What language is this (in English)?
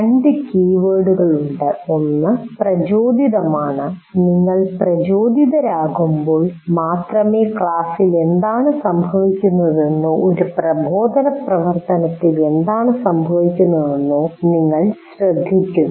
Malayalam